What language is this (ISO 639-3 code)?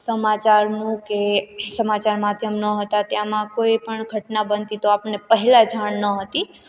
guj